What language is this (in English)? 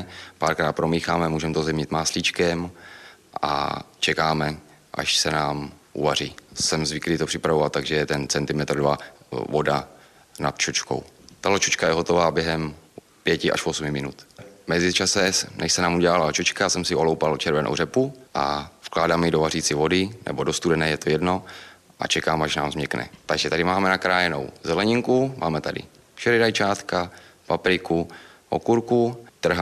Czech